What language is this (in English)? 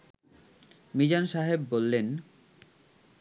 Bangla